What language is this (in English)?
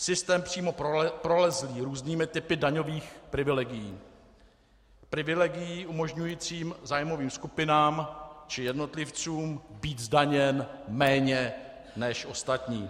Czech